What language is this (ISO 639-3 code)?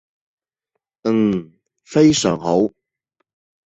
yue